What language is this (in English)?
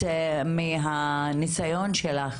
Hebrew